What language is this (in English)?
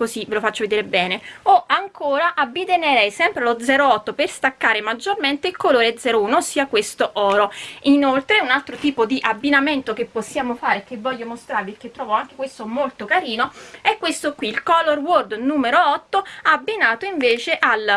Italian